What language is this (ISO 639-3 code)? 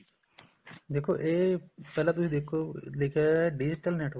pan